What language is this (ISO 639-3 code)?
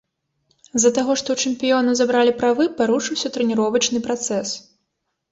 bel